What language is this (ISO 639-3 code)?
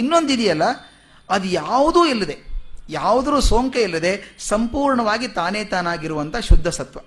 kan